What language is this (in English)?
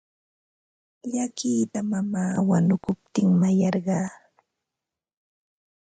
Ambo-Pasco Quechua